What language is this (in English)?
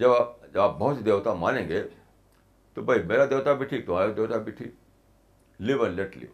Urdu